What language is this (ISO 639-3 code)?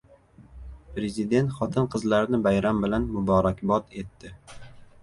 uzb